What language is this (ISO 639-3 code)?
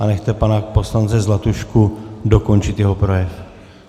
ces